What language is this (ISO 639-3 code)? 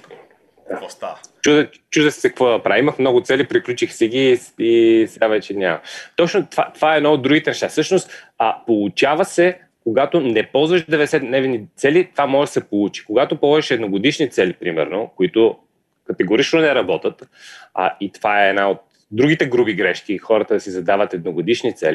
bul